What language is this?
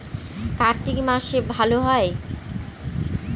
Bangla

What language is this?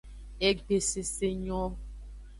Aja (Benin)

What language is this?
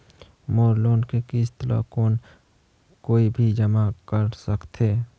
Chhattisgarhi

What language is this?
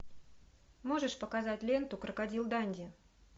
Russian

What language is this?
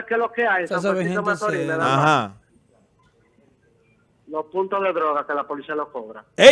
Spanish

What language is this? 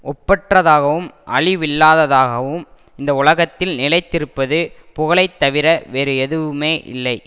Tamil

